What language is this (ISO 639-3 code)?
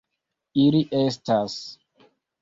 epo